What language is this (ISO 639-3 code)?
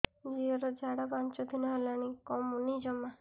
ori